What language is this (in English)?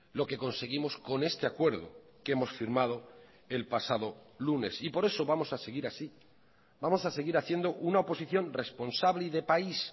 Spanish